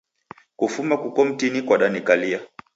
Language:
Taita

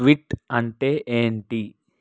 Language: Telugu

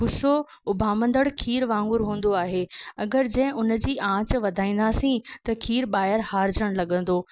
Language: Sindhi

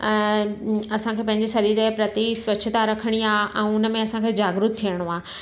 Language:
Sindhi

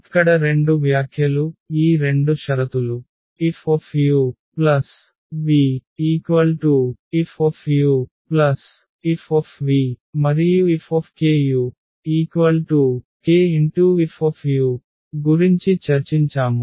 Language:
Telugu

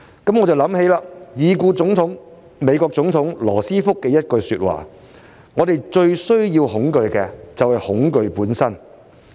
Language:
Cantonese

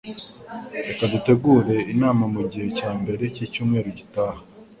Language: Kinyarwanda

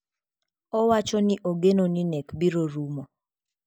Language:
Luo (Kenya and Tanzania)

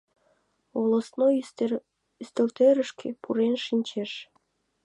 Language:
Mari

